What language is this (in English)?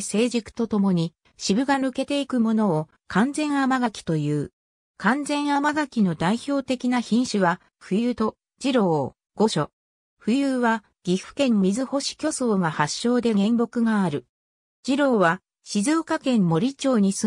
Japanese